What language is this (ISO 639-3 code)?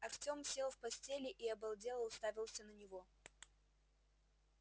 rus